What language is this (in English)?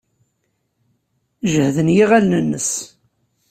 Kabyle